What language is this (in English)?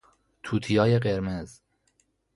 Persian